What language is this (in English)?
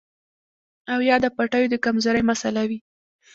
Pashto